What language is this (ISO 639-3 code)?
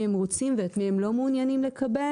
heb